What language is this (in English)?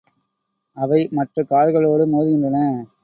Tamil